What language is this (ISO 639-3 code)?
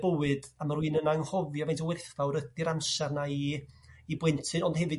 cym